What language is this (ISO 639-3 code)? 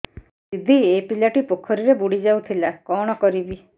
ori